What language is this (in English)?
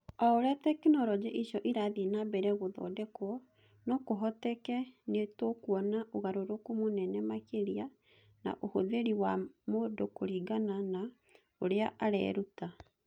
Kikuyu